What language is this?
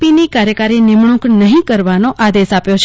Gujarati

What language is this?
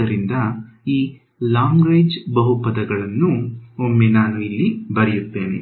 Kannada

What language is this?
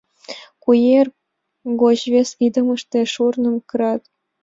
Mari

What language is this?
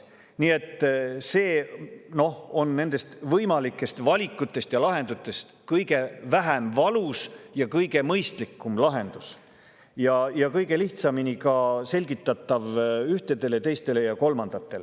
Estonian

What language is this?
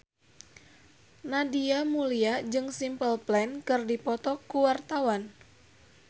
Sundanese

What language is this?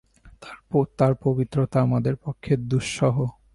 Bangla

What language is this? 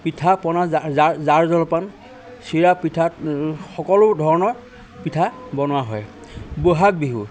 Assamese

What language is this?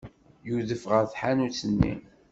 Kabyle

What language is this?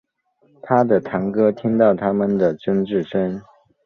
Chinese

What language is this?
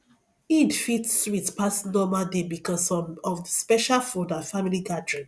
Nigerian Pidgin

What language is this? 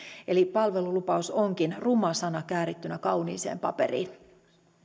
Finnish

